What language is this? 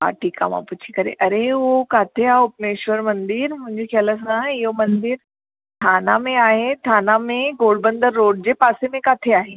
Sindhi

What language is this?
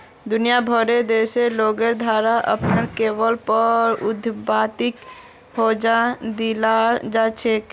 Magahi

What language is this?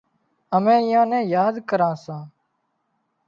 Wadiyara Koli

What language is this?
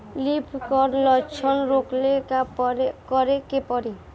Bhojpuri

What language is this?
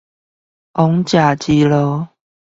Chinese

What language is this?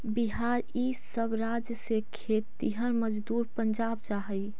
Magahi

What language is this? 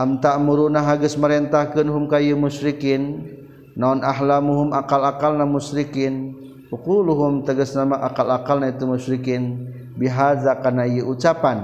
Malay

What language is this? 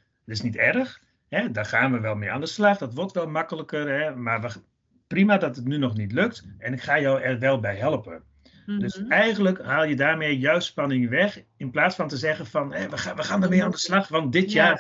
Dutch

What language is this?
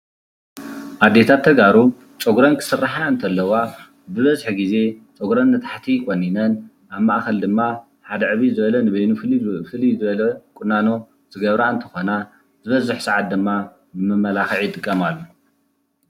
Tigrinya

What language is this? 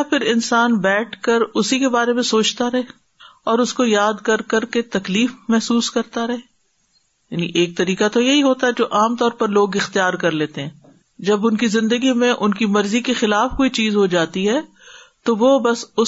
Urdu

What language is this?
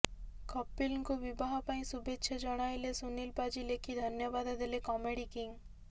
Odia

